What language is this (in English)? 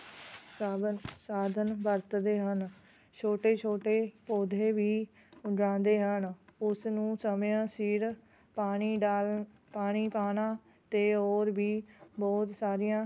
Punjabi